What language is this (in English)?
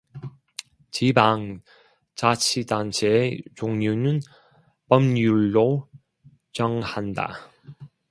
Korean